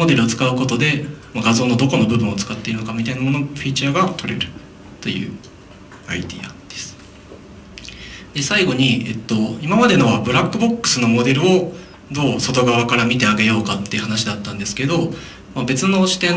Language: Japanese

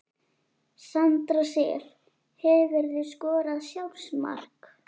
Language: Icelandic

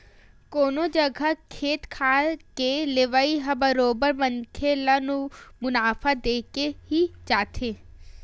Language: Chhattisgarhi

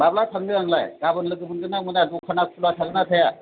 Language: Bodo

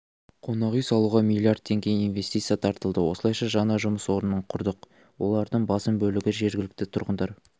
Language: Kazakh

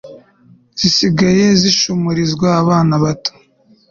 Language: Kinyarwanda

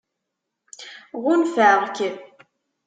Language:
Kabyle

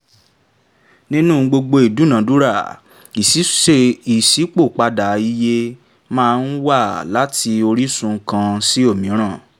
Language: Yoruba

